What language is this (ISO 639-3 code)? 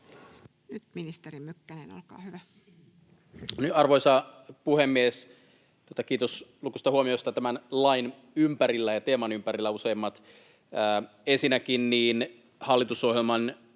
fin